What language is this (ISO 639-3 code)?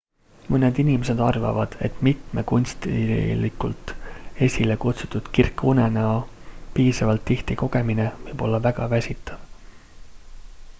est